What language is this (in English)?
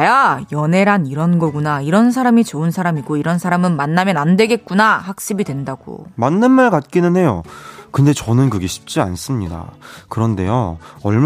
Korean